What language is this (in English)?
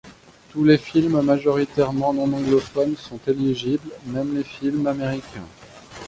French